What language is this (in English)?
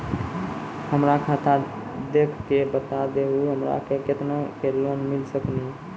Maithili